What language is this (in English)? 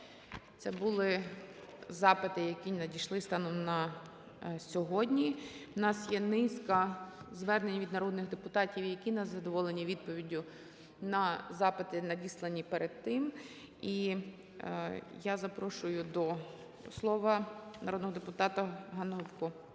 Ukrainian